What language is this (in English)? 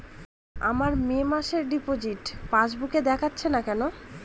Bangla